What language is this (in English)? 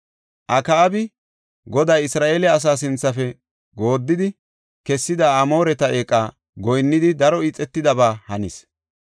Gofa